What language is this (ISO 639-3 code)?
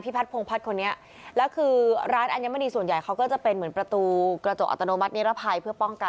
tha